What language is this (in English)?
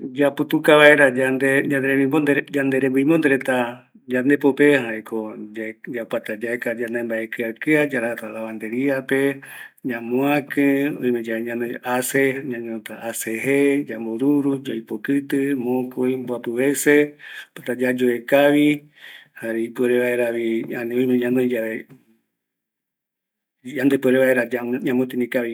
Eastern Bolivian Guaraní